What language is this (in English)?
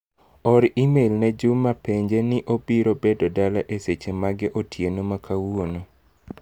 Luo (Kenya and Tanzania)